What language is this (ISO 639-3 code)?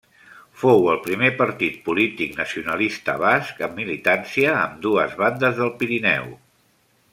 cat